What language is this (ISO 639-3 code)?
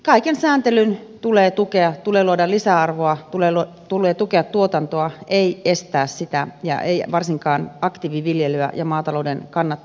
fin